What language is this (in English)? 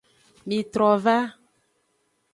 Aja (Benin)